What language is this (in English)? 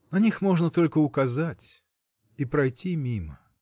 Russian